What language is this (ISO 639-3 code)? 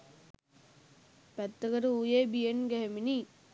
sin